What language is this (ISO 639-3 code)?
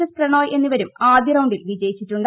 mal